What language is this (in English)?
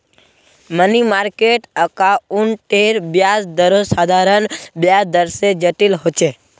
Magahi